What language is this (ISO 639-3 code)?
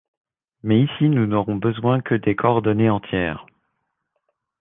fra